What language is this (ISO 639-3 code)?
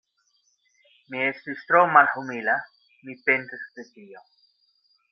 epo